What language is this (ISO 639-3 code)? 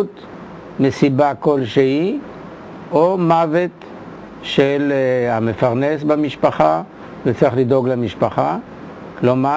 heb